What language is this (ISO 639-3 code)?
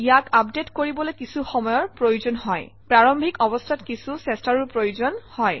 asm